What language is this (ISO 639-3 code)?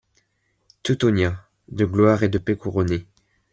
fra